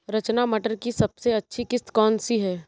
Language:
Hindi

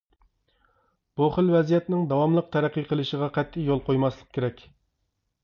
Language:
Uyghur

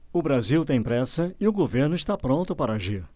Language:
Portuguese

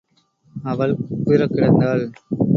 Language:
Tamil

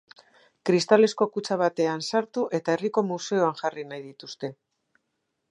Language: Basque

